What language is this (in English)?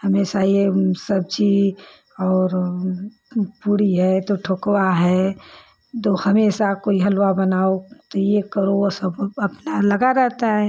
Hindi